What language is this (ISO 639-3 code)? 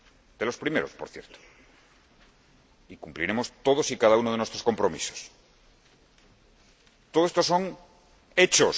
spa